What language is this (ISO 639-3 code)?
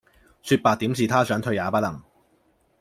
yue